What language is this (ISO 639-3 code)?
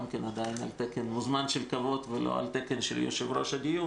heb